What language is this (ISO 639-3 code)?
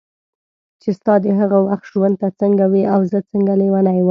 pus